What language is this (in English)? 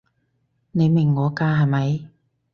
Cantonese